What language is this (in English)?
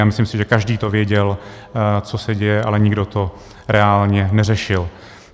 Czech